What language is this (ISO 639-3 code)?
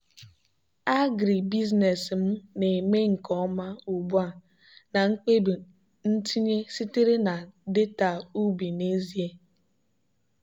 ibo